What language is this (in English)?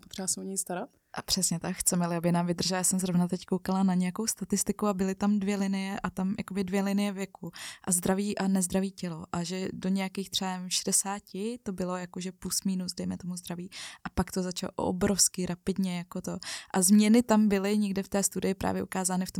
Czech